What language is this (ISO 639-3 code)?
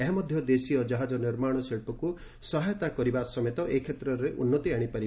ori